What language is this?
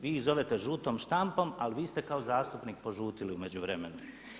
Croatian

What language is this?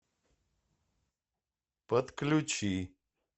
Russian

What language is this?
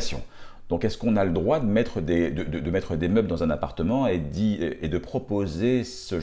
French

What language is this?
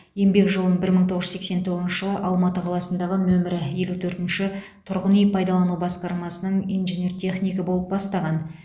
Kazakh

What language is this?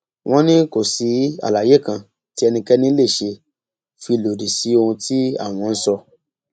Yoruba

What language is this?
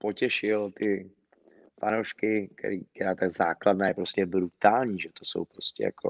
Czech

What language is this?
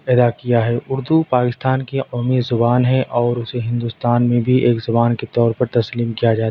Urdu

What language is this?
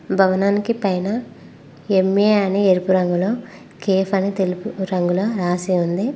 Telugu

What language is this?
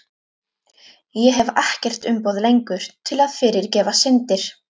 Icelandic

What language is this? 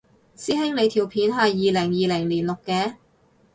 Cantonese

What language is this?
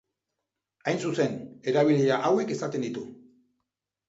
Basque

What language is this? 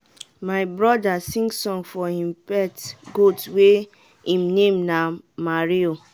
Nigerian Pidgin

